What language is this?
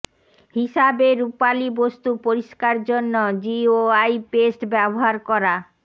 Bangla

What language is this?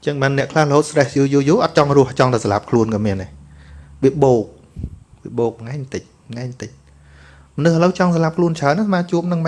Vietnamese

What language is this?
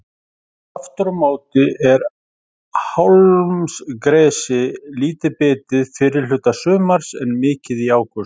Icelandic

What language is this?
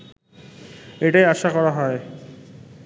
Bangla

